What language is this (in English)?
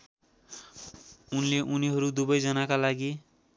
Nepali